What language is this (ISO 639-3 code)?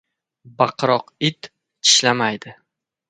uzb